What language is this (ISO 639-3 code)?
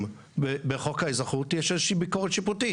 heb